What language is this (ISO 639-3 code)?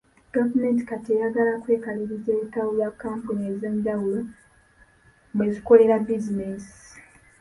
lug